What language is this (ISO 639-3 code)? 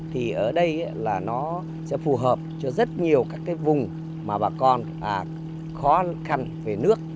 vie